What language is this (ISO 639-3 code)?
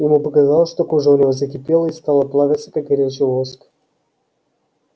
rus